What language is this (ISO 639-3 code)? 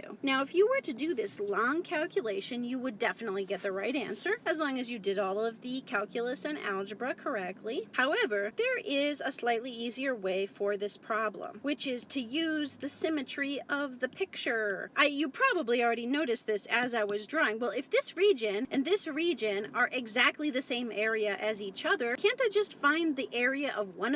eng